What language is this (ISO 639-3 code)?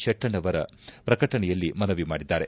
kan